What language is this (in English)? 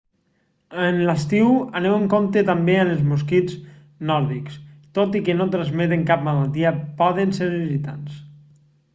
Catalan